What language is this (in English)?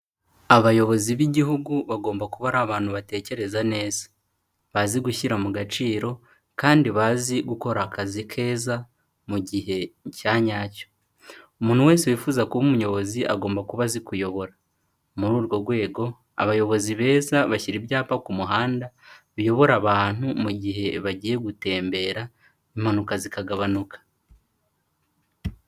Kinyarwanda